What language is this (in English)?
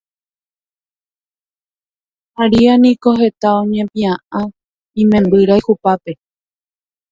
Guarani